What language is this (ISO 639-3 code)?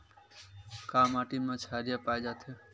hne